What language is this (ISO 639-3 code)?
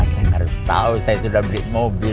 ind